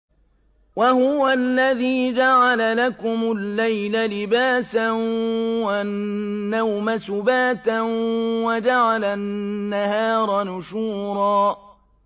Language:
Arabic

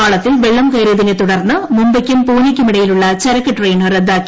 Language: Malayalam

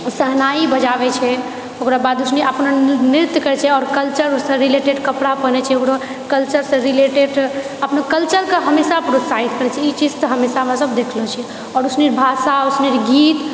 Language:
Maithili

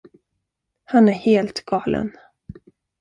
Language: Swedish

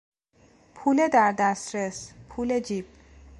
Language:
Persian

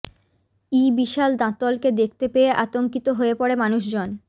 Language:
Bangla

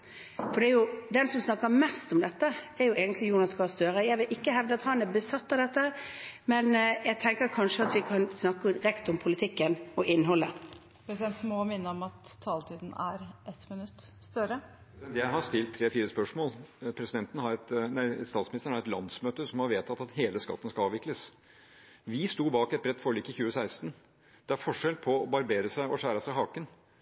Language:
Norwegian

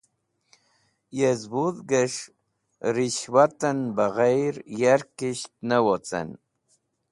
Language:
Wakhi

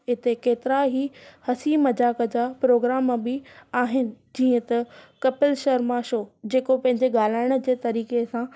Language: Sindhi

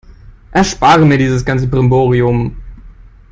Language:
German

